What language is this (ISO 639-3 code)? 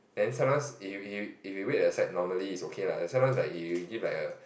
eng